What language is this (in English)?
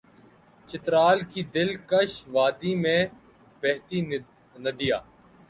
Urdu